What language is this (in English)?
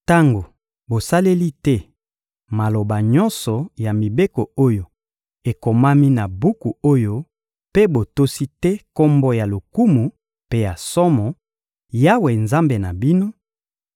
Lingala